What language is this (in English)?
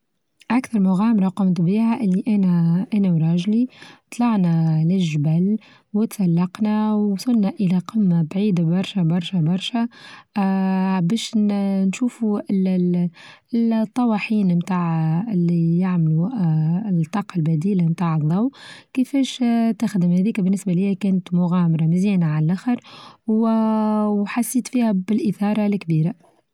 Tunisian Arabic